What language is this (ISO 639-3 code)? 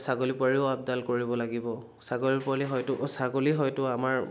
asm